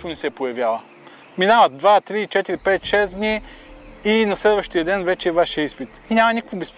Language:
Bulgarian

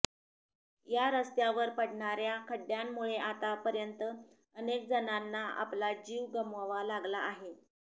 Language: Marathi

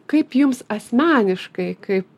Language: Lithuanian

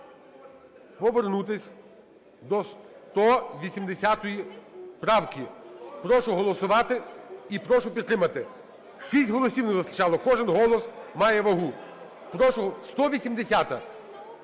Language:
Ukrainian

